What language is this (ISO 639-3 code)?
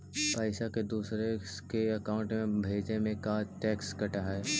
mag